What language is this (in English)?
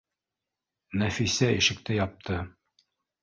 Bashkir